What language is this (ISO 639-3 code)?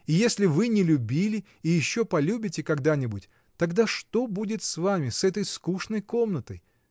rus